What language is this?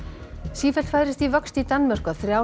Icelandic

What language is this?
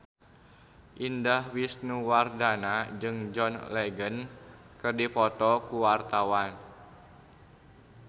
Sundanese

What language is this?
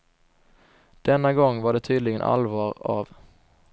Swedish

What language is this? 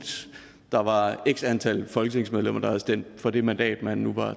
Danish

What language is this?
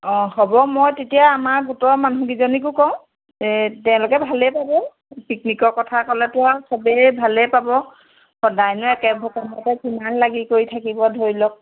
Assamese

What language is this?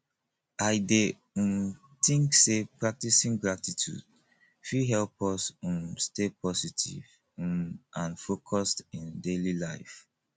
Nigerian Pidgin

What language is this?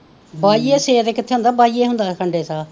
Punjabi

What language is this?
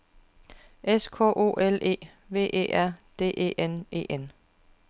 Danish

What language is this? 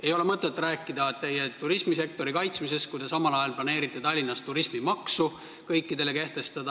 Estonian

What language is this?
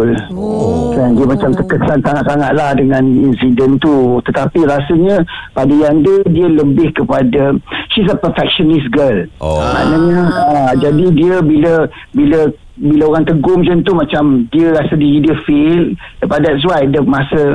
Malay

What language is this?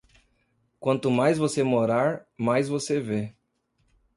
Portuguese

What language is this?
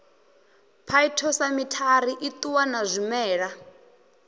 Venda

